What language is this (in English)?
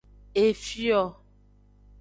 Aja (Benin)